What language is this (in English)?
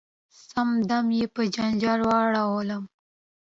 Pashto